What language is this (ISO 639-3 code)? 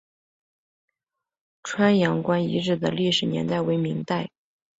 zho